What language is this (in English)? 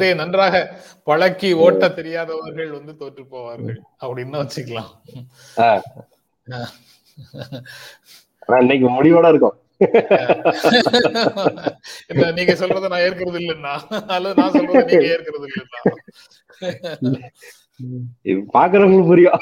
Tamil